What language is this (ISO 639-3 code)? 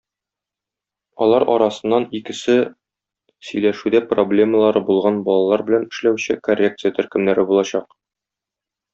tat